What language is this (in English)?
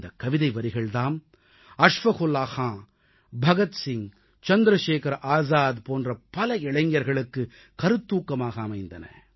Tamil